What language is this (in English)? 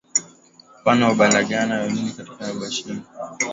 Swahili